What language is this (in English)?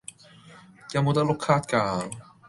Cantonese